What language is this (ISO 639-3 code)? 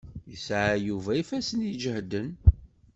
kab